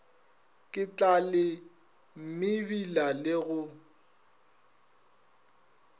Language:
Northern Sotho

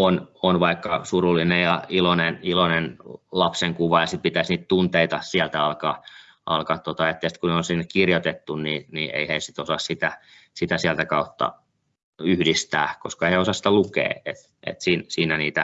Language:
Finnish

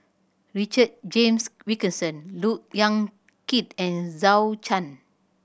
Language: English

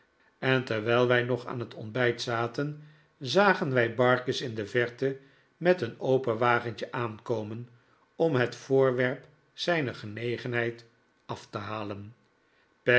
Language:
Dutch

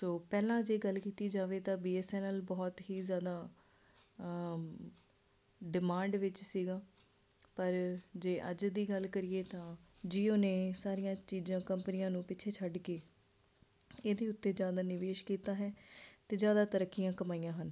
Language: Punjabi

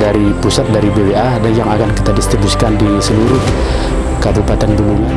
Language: Indonesian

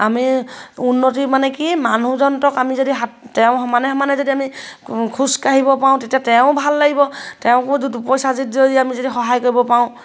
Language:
Assamese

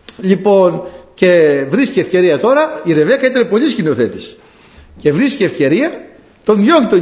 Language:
Greek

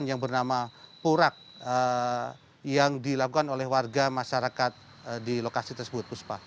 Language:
Indonesian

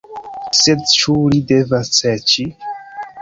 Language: Esperanto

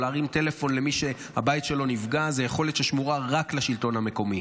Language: Hebrew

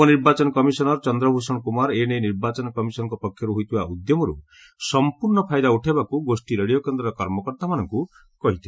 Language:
Odia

